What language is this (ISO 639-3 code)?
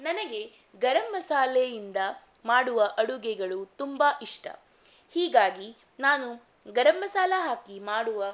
kan